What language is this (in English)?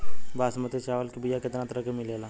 Bhojpuri